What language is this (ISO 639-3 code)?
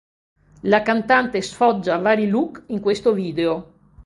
ita